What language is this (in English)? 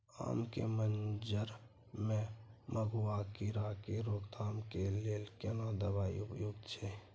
Maithili